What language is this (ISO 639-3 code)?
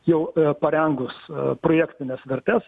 lit